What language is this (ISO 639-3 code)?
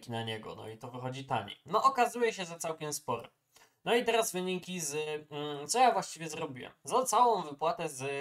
pol